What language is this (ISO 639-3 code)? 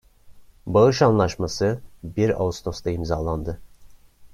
tur